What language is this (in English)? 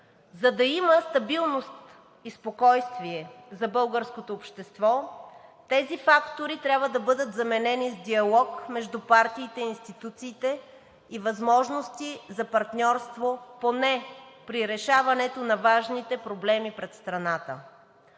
Bulgarian